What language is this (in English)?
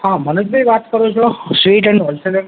Gujarati